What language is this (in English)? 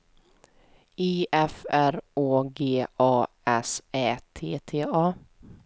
Swedish